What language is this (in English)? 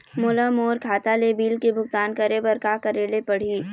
Chhattisgarhi